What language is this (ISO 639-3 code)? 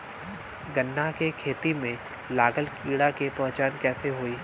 bho